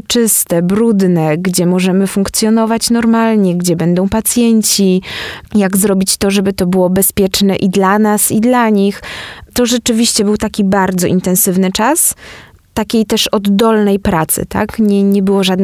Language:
Polish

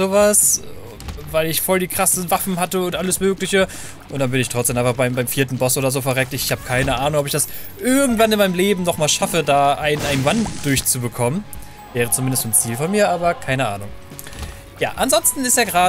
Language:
German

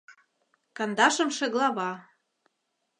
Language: Mari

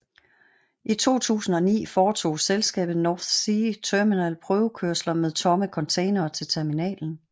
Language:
Danish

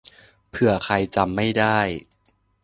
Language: Thai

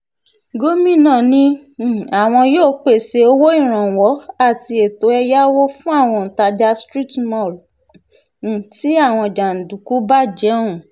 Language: Yoruba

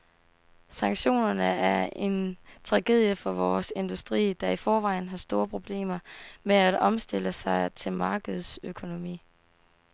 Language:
Danish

